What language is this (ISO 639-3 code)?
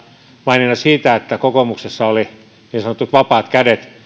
fin